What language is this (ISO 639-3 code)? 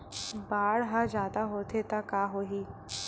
hne